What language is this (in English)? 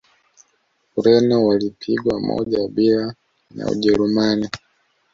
Swahili